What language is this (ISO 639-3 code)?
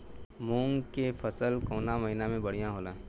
bho